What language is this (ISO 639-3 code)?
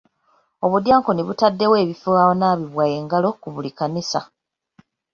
lug